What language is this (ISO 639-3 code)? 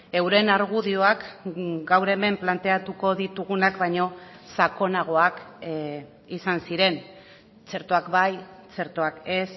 eus